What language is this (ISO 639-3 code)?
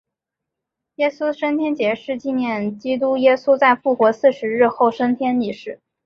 zho